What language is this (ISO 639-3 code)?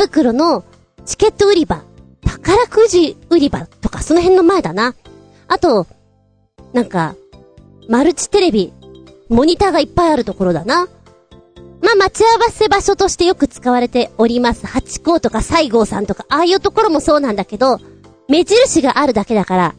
jpn